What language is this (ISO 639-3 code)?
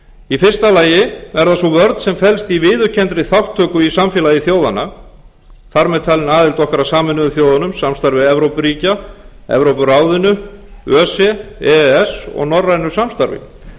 isl